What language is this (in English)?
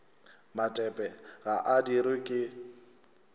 Northern Sotho